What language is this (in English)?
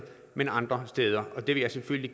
Danish